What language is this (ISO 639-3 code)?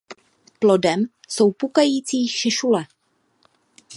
ces